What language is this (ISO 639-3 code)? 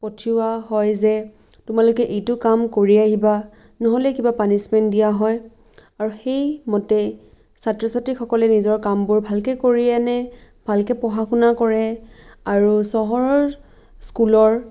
asm